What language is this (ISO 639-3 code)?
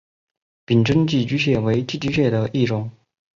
zho